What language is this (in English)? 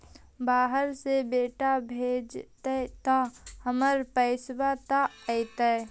Magahi